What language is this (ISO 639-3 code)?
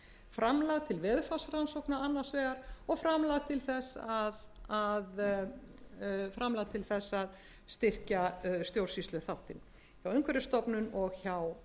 isl